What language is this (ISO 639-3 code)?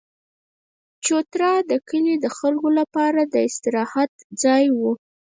pus